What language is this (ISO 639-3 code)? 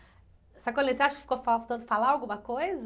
por